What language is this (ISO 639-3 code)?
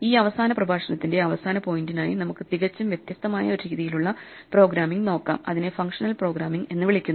mal